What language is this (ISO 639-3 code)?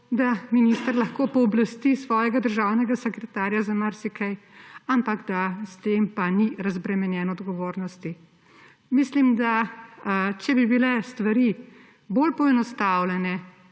slv